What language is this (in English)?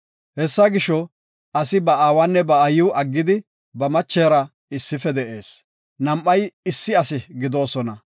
Gofa